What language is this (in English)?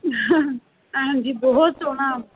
Dogri